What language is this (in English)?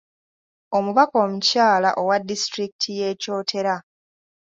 Ganda